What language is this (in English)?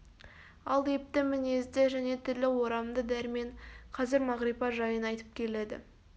Kazakh